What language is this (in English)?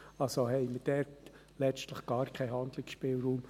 Swiss German